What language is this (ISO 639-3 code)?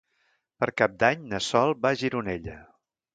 cat